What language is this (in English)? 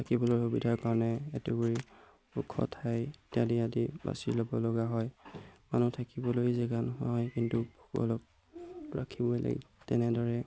Assamese